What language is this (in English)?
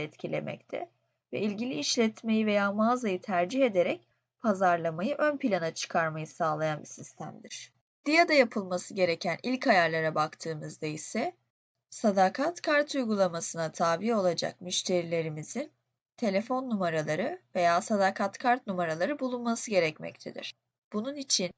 Turkish